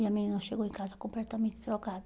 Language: Portuguese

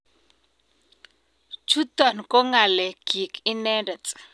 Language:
Kalenjin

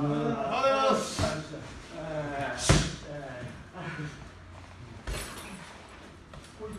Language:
Japanese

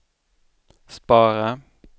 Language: Swedish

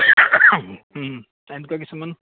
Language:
Assamese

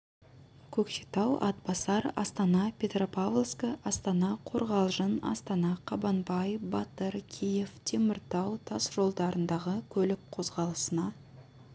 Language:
Kazakh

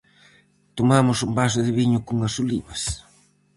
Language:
Galician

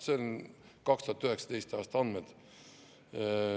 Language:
Estonian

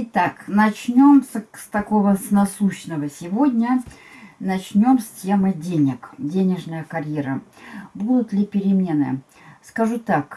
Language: Russian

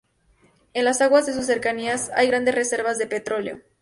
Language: Spanish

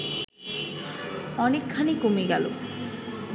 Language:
Bangla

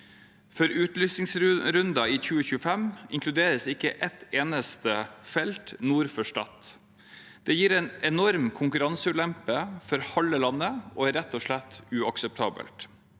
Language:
Norwegian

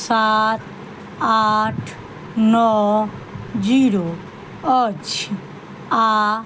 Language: Maithili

